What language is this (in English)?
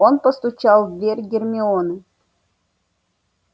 Russian